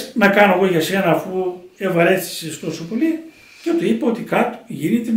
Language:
Greek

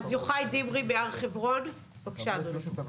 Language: Hebrew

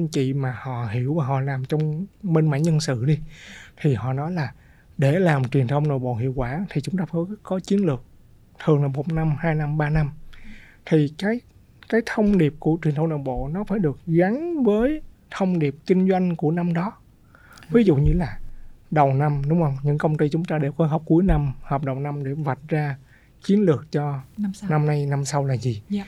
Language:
Vietnamese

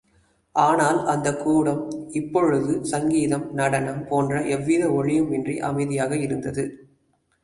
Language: Tamil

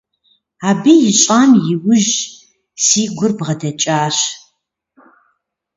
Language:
Kabardian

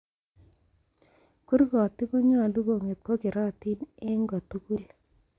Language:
Kalenjin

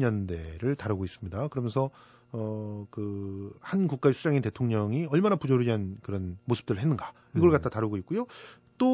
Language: Korean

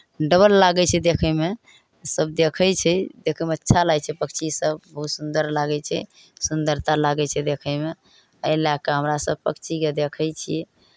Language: Maithili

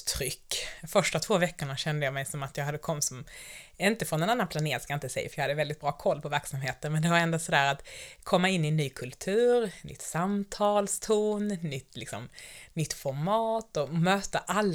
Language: Swedish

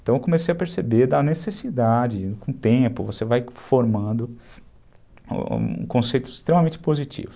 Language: Portuguese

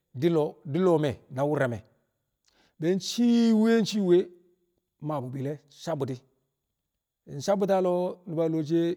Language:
Kamo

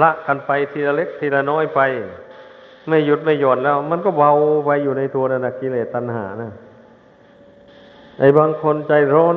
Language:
Thai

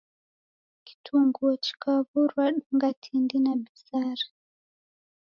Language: Taita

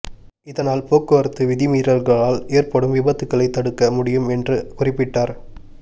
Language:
Tamil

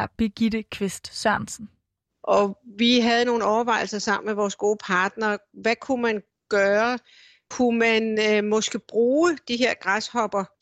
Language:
Danish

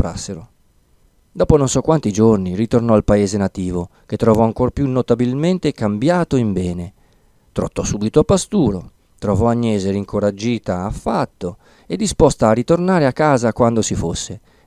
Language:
Italian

